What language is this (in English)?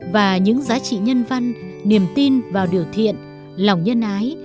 Vietnamese